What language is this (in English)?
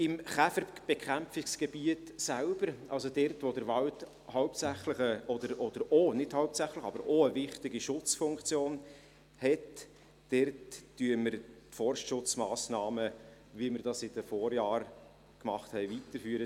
Swiss German